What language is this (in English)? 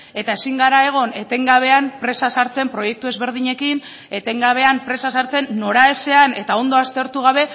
Basque